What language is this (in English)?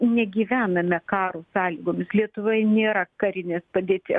Lithuanian